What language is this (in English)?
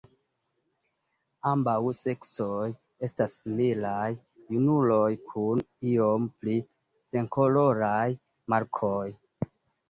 Esperanto